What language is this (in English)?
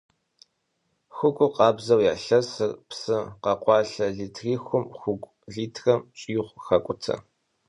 Kabardian